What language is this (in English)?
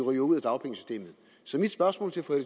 Danish